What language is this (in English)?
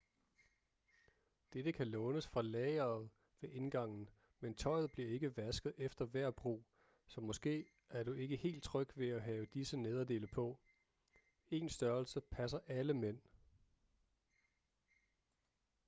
Danish